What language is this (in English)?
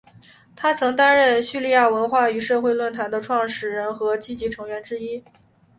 Chinese